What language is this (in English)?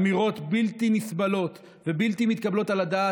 Hebrew